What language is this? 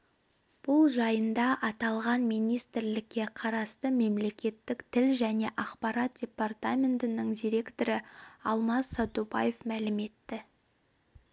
Kazakh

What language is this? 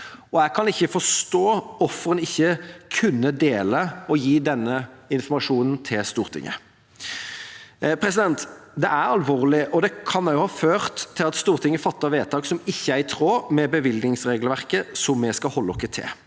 Norwegian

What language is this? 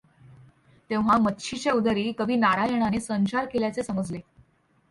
Marathi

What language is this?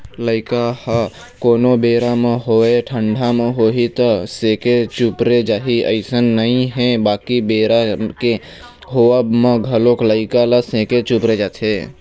Chhattisgarhi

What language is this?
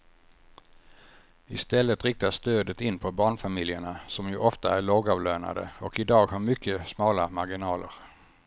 Swedish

